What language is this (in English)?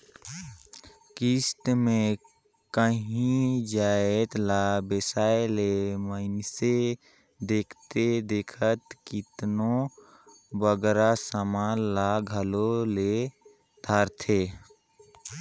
Chhattisgarhi